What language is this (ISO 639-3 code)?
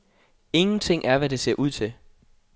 dan